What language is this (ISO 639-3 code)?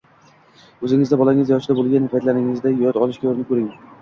uzb